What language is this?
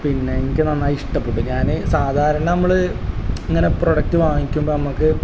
Malayalam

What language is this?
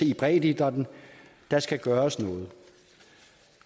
Danish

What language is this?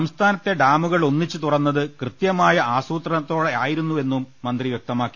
Malayalam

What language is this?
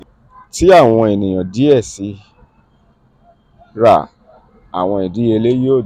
Yoruba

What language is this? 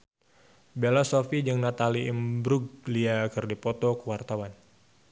Sundanese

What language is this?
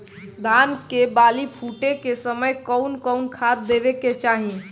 Bhojpuri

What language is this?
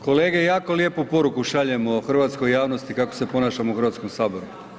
Croatian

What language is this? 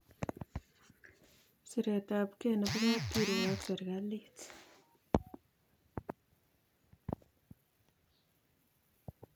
Kalenjin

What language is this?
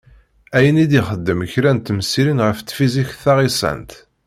Kabyle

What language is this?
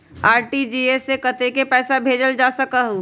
Magahi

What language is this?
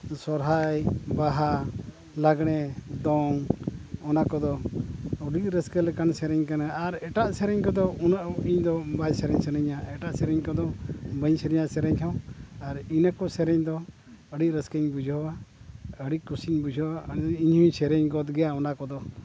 Santali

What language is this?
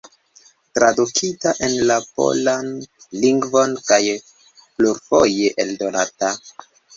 Esperanto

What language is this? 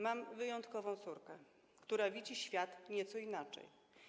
Polish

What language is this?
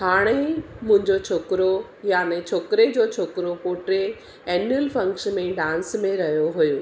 Sindhi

